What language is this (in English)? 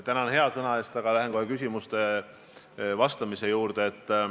Estonian